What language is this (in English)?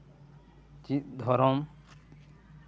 Santali